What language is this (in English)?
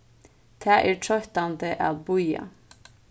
Faroese